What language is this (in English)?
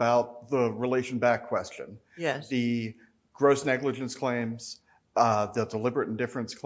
English